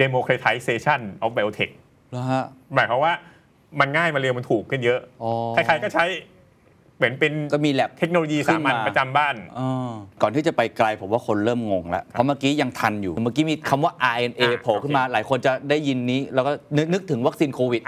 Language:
Thai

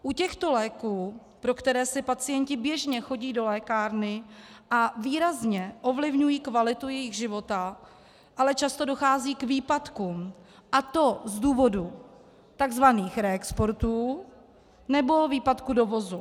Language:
Czech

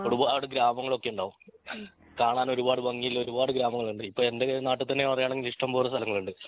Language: Malayalam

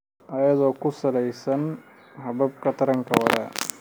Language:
Somali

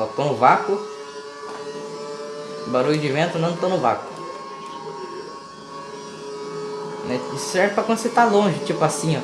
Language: Portuguese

